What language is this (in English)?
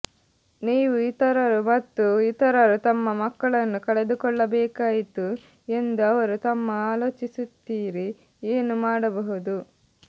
Kannada